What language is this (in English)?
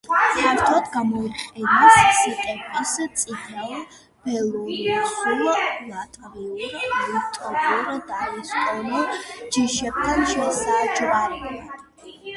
Georgian